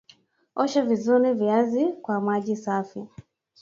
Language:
Swahili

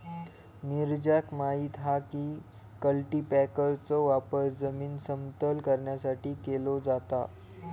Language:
Marathi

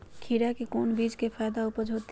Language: Magahi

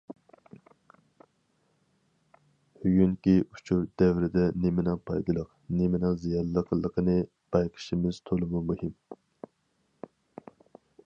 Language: Uyghur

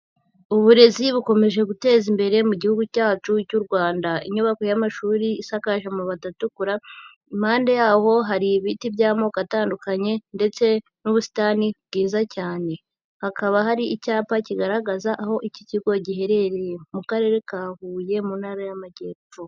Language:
Kinyarwanda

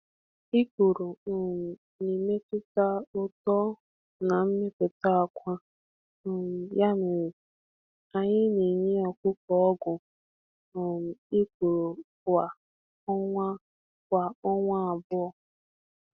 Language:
Igbo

